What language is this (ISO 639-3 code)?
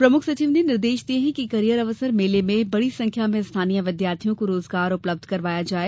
hin